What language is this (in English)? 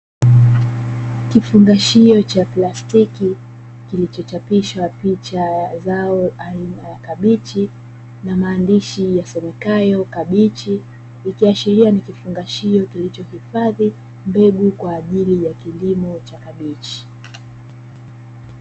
Swahili